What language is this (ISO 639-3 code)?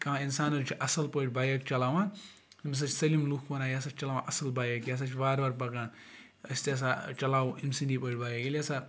kas